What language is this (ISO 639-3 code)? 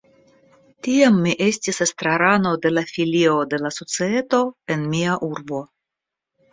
epo